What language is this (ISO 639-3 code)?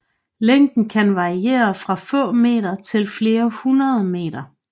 dan